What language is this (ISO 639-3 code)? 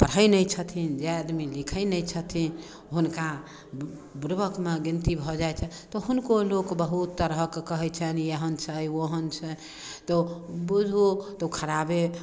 mai